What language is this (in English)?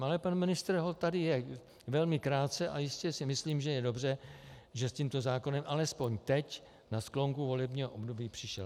Czech